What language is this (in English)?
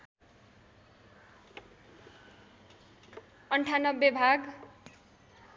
Nepali